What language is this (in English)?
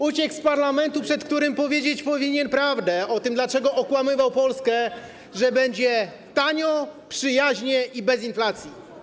Polish